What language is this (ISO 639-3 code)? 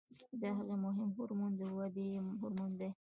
pus